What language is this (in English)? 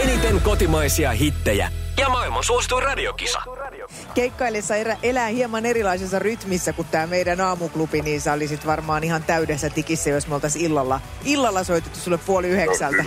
Finnish